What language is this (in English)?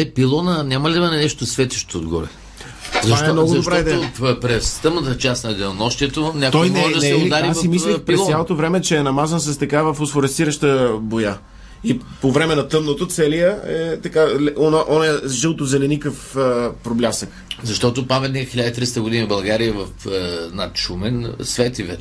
Bulgarian